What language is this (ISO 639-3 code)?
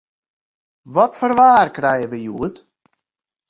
fry